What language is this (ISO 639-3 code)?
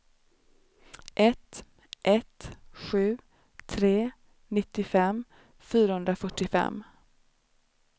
swe